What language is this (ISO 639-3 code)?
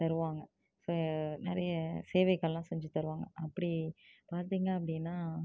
tam